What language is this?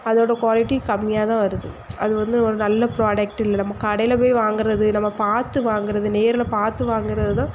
Tamil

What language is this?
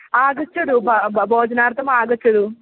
Sanskrit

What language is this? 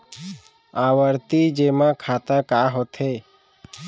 Chhattisgarhi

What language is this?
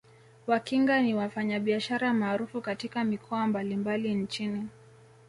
Swahili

